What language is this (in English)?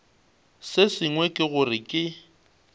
Northern Sotho